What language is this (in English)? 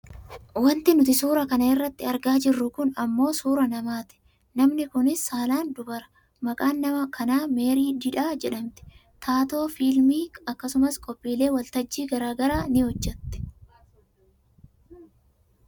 Oromo